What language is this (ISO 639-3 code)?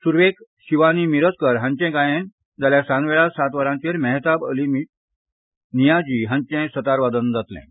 kok